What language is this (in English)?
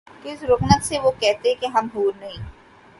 Urdu